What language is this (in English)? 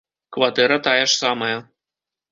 Belarusian